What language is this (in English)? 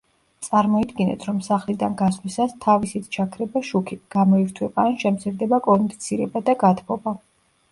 Georgian